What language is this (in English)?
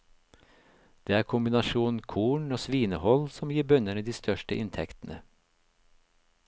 Norwegian